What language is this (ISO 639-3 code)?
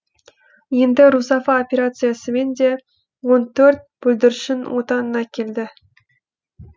kaz